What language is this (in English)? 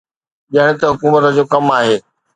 Sindhi